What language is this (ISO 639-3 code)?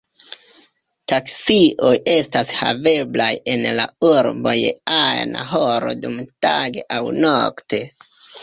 epo